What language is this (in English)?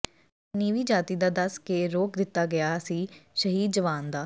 Punjabi